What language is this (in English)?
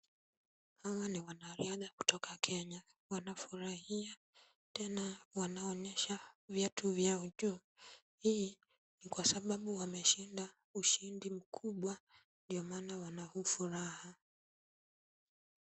Swahili